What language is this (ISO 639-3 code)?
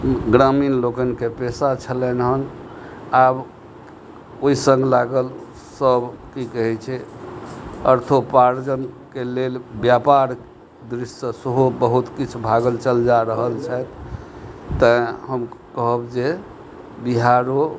mai